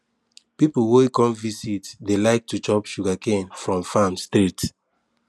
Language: Nigerian Pidgin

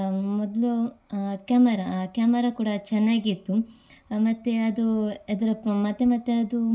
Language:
Kannada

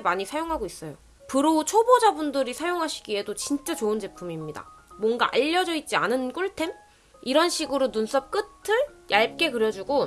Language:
Korean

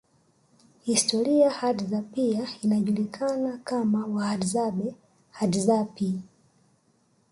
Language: Swahili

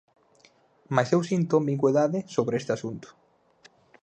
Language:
Galician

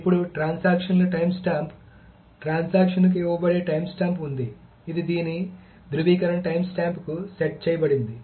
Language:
Telugu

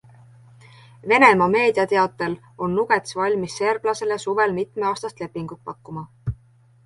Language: Estonian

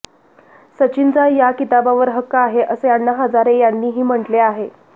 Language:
Marathi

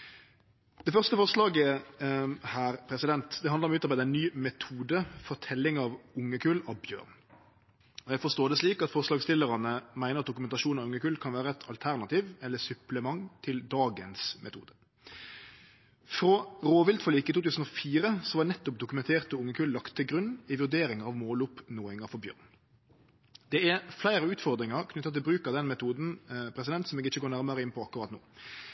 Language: Norwegian Nynorsk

